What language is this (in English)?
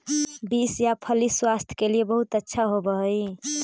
Magahi